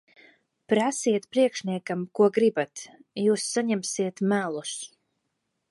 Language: Latvian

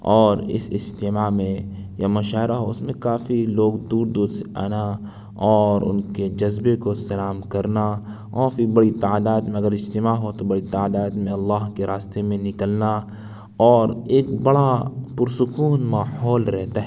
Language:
Urdu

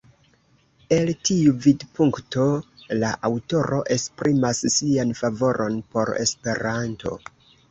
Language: Esperanto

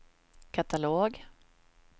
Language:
Swedish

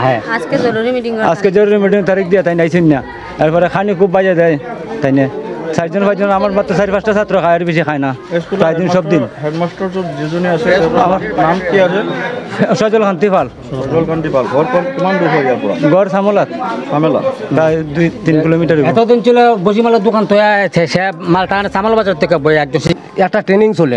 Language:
Indonesian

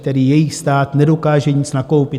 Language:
Czech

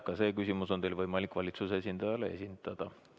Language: Estonian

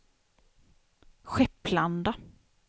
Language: Swedish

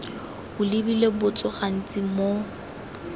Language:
Tswana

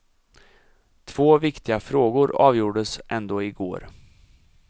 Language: Swedish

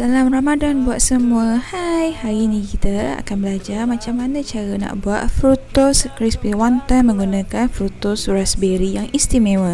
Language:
Malay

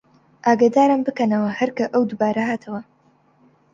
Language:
Central Kurdish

